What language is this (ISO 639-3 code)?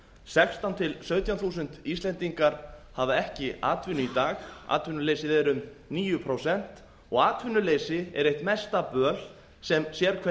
isl